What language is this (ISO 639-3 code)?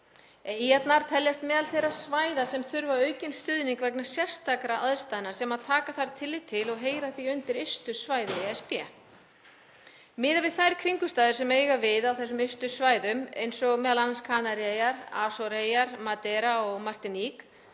isl